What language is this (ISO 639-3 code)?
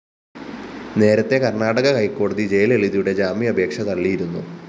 mal